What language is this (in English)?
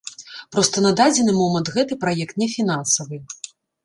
Belarusian